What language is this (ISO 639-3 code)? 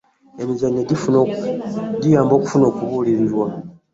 lug